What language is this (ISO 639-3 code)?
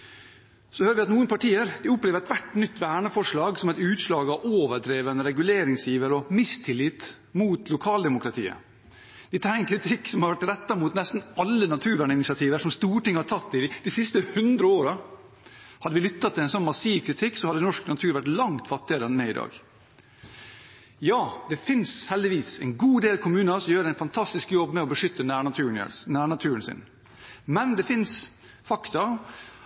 nob